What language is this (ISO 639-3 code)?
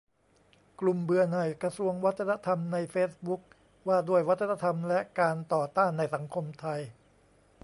tha